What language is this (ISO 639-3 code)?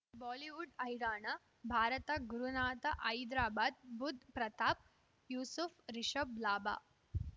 kan